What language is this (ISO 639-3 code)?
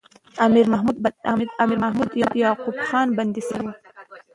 pus